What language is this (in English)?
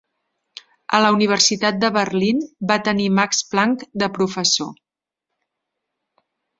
Catalan